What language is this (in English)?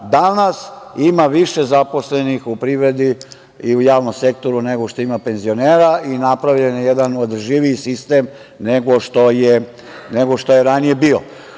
Serbian